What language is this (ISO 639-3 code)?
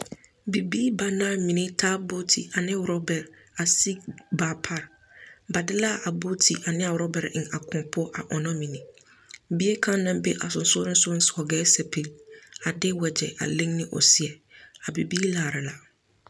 dga